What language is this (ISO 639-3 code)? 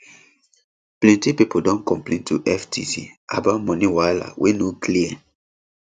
pcm